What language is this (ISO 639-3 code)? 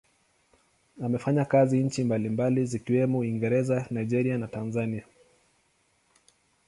swa